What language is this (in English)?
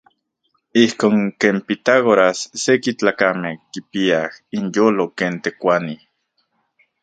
Central Puebla Nahuatl